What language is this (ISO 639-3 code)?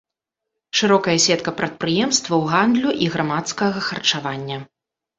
bel